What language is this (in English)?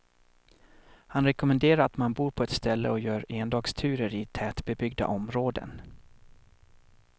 Swedish